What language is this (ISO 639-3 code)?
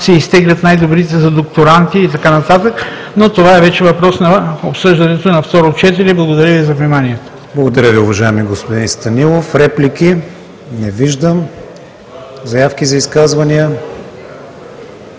bul